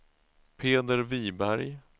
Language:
Swedish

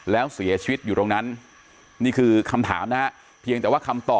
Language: Thai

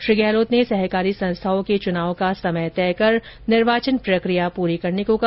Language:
Hindi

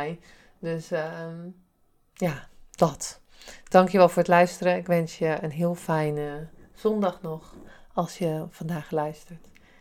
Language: Dutch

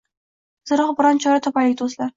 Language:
Uzbek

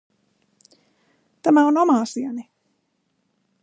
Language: Finnish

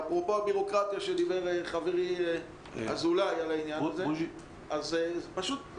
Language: Hebrew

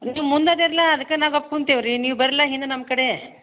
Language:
Kannada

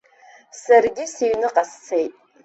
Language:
Abkhazian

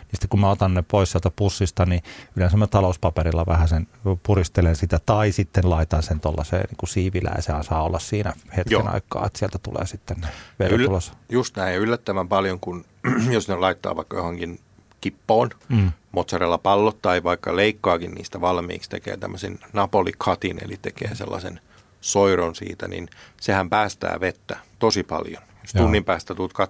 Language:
Finnish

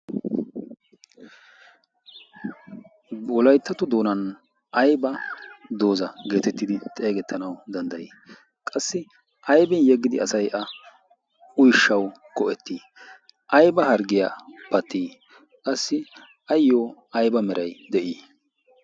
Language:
Wolaytta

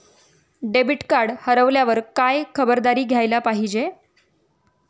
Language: Marathi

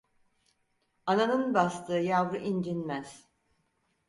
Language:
Turkish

